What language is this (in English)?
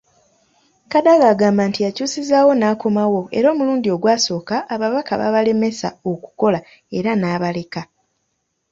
Ganda